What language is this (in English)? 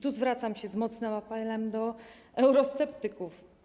Polish